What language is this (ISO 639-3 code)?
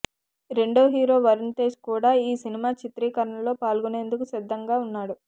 tel